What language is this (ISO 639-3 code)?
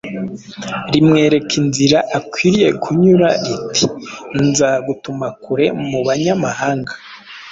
kin